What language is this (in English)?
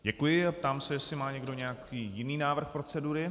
Czech